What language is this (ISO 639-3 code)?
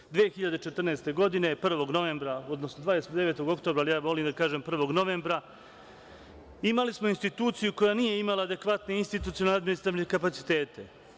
srp